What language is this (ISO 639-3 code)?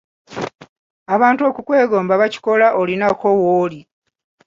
lug